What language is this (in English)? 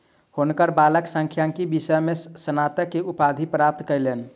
Maithili